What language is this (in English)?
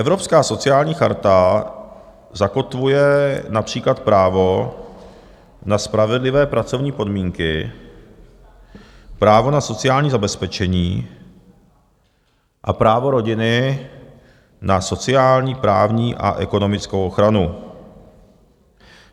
Czech